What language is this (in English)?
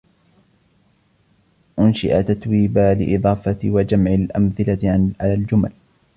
Arabic